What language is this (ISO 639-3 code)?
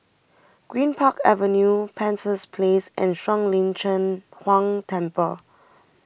eng